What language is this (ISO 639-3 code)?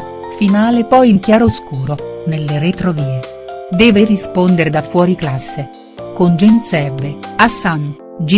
ita